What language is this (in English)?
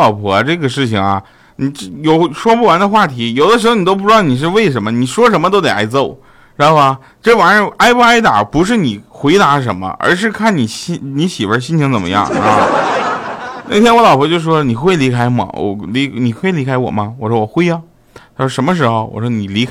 Chinese